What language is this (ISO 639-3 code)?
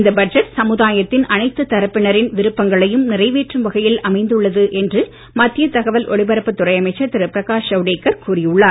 tam